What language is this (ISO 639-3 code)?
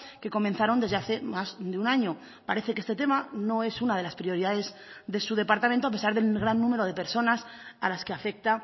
spa